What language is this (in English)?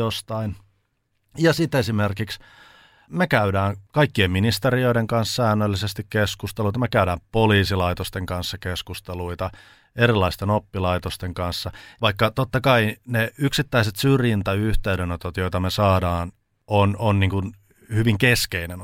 Finnish